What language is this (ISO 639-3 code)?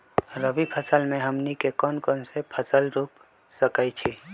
mag